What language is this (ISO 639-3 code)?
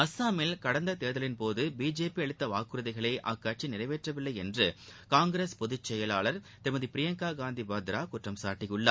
tam